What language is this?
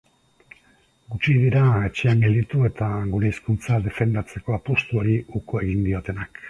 Basque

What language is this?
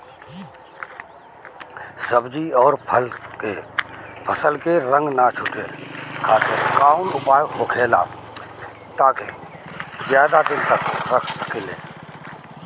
Bhojpuri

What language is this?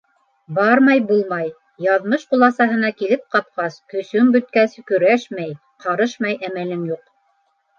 Bashkir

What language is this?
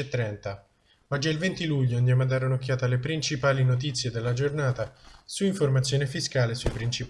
Italian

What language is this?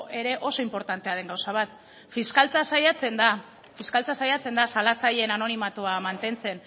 Basque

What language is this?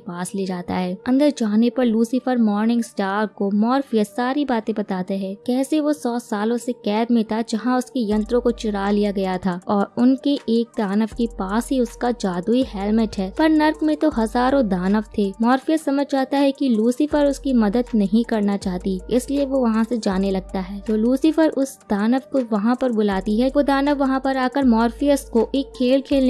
Hindi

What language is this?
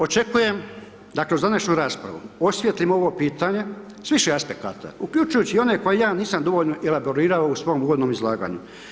Croatian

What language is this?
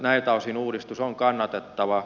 Finnish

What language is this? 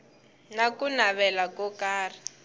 Tsonga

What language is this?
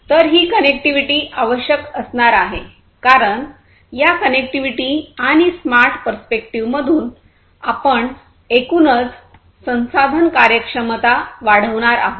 Marathi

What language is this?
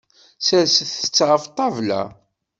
Kabyle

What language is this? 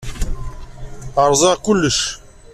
Kabyle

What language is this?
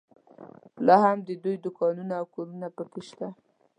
Pashto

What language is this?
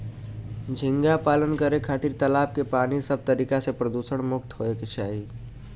Bhojpuri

